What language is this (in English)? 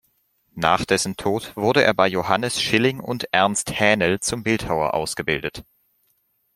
German